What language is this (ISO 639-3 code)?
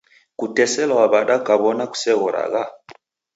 dav